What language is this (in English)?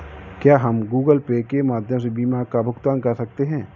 Hindi